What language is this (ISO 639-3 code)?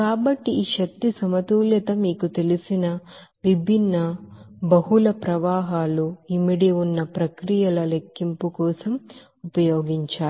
tel